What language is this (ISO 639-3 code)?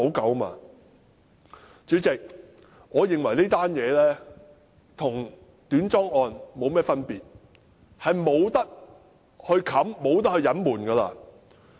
yue